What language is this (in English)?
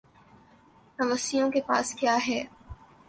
Urdu